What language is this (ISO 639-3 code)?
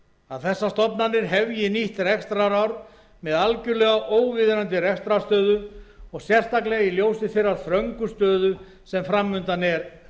isl